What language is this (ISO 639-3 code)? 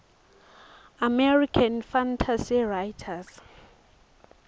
ssw